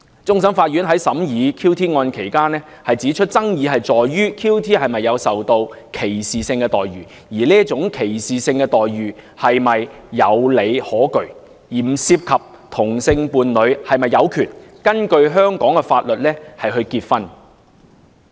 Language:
Cantonese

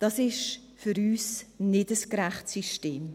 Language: Swiss German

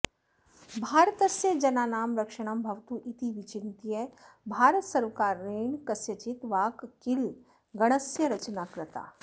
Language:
Sanskrit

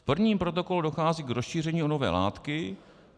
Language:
Czech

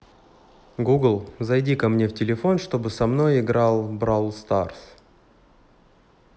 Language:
Russian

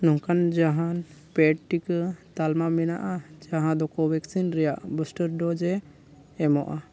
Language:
Santali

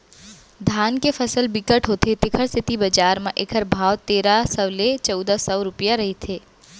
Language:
Chhattisgarhi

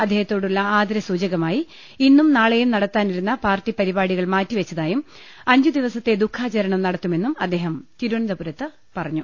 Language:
Malayalam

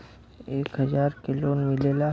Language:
Bhojpuri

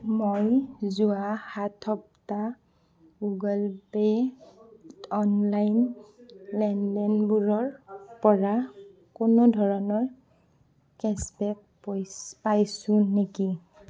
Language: Assamese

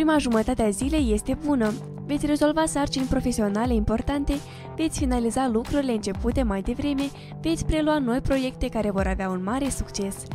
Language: Romanian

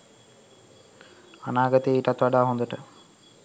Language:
Sinhala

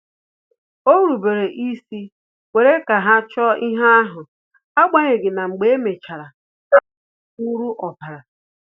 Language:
Igbo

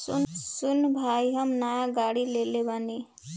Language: Bhojpuri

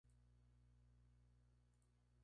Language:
Spanish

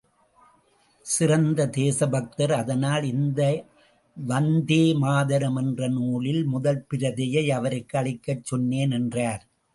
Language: Tamil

